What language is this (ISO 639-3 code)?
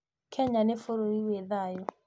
kik